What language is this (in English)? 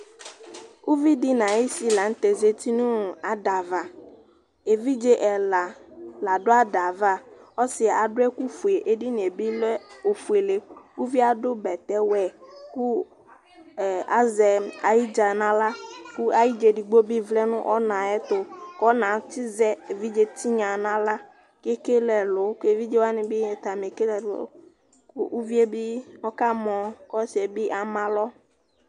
Ikposo